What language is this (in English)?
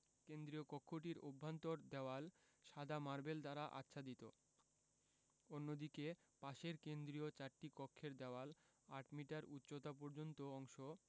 Bangla